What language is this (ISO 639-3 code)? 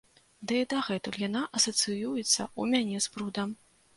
bel